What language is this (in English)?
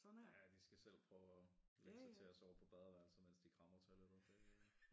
Danish